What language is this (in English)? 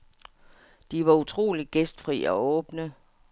Danish